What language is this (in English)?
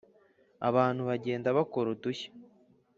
Kinyarwanda